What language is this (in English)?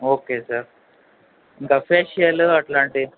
Telugu